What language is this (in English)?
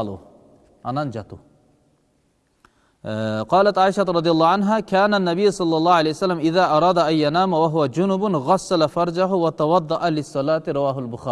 Turkish